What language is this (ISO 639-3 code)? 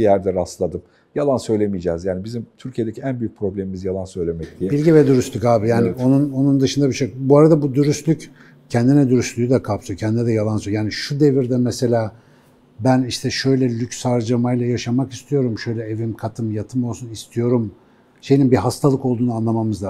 tur